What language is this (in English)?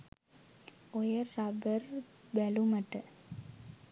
Sinhala